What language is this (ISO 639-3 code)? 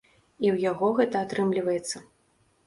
bel